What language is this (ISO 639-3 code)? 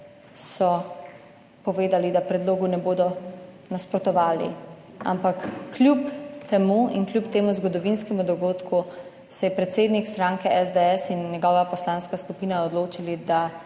slv